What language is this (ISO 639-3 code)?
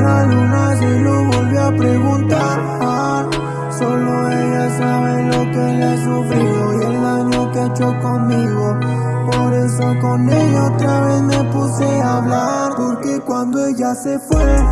spa